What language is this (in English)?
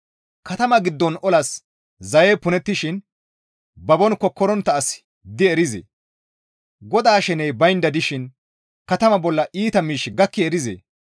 Gamo